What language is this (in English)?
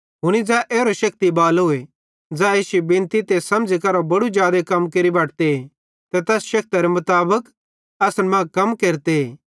Bhadrawahi